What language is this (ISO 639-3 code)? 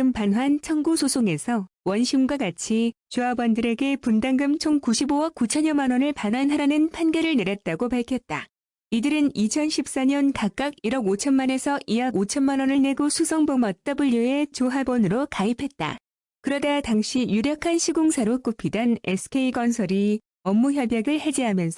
kor